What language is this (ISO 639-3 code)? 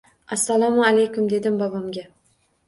uzb